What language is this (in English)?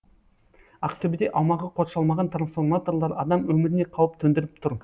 Kazakh